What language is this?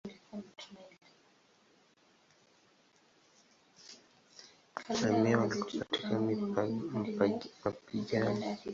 Swahili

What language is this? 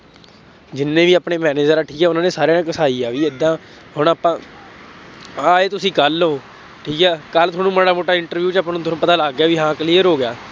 Punjabi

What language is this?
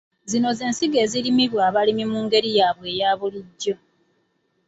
Ganda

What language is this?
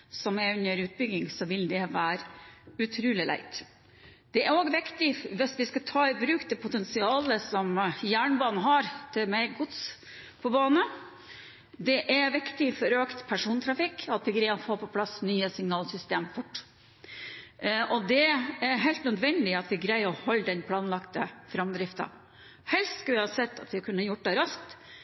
Norwegian Bokmål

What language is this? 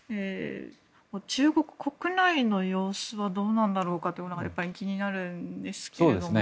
Japanese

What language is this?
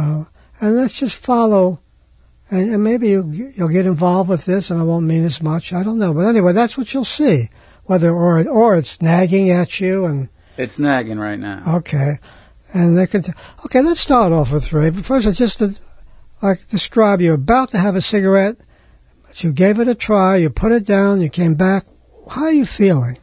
English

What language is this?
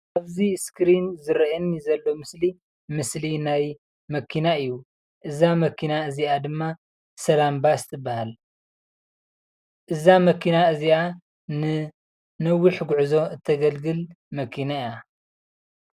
Tigrinya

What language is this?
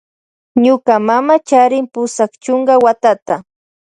Loja Highland Quichua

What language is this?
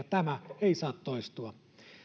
Finnish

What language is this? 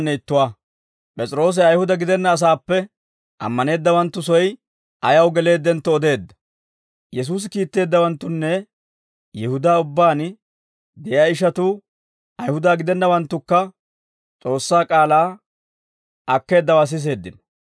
Dawro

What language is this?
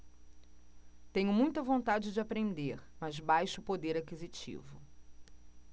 Portuguese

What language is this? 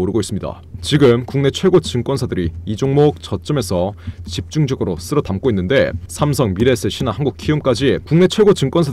Korean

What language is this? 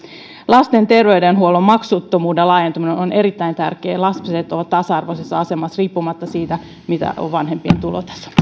Finnish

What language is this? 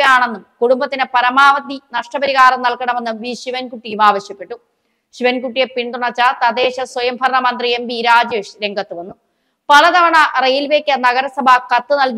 Malayalam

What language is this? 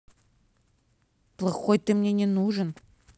Russian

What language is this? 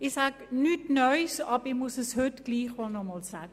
Swiss German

